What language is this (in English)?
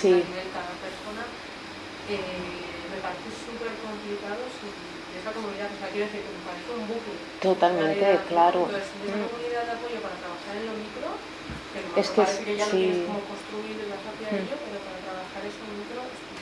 Spanish